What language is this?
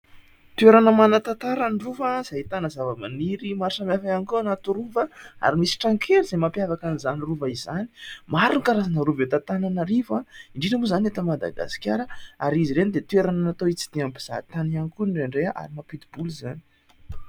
Malagasy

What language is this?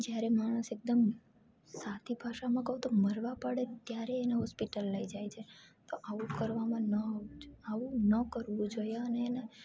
Gujarati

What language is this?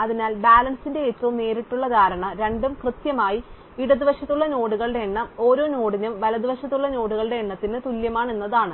Malayalam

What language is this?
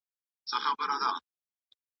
Pashto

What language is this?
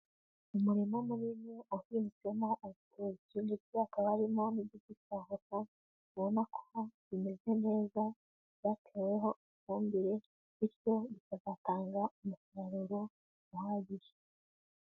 Kinyarwanda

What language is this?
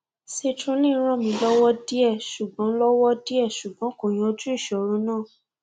Yoruba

